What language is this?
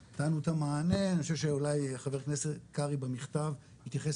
Hebrew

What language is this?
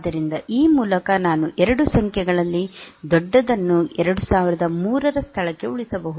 Kannada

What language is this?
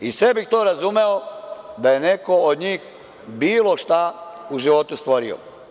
Serbian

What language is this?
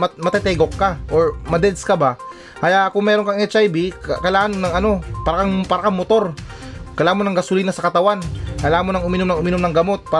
Filipino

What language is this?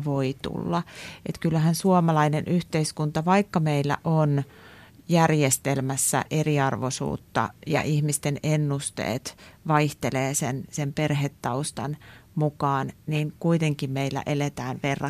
Finnish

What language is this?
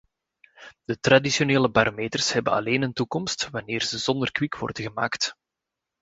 Dutch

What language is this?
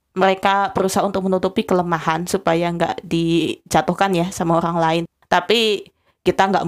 Indonesian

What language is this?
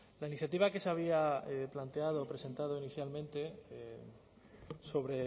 Spanish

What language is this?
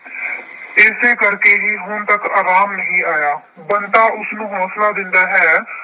Punjabi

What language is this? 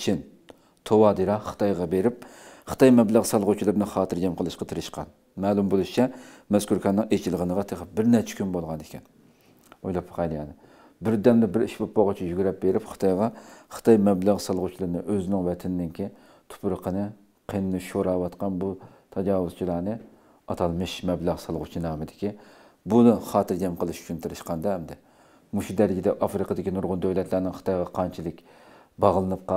Turkish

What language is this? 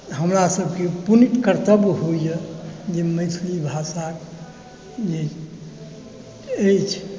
Maithili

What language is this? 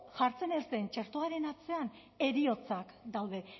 Basque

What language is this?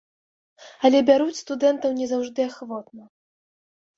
Belarusian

